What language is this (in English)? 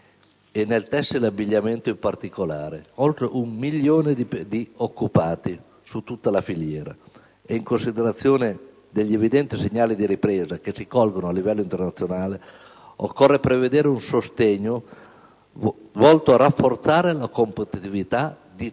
Italian